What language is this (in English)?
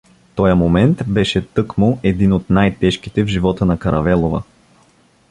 Bulgarian